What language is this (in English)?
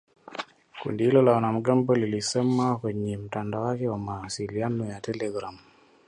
Swahili